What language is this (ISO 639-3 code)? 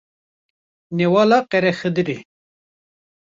kur